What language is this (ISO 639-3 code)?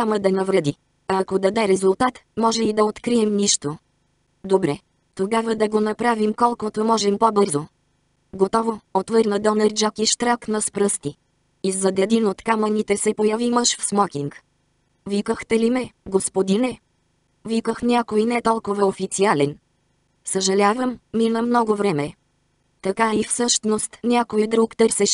bul